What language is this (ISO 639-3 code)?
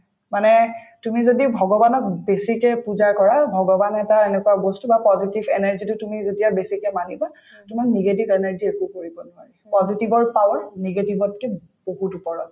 asm